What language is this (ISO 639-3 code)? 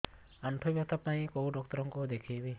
ori